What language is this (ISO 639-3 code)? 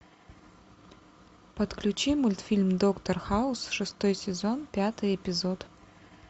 rus